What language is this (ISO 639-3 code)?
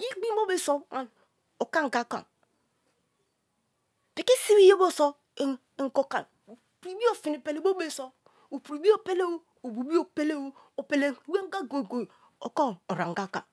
ijn